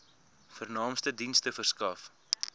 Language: Afrikaans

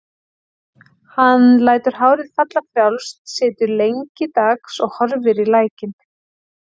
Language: Icelandic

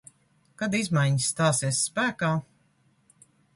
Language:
Latvian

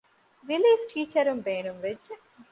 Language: Divehi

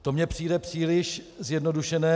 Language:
Czech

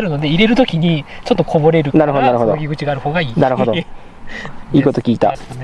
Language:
Japanese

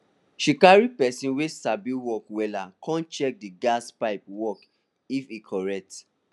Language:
Nigerian Pidgin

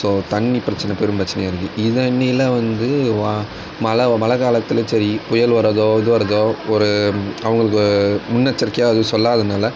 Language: Tamil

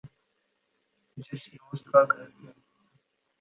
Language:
Urdu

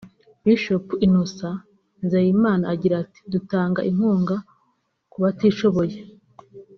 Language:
Kinyarwanda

